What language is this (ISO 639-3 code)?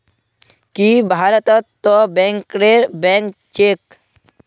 mag